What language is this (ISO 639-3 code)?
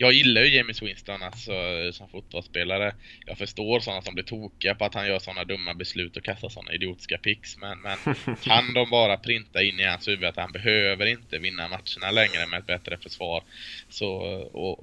swe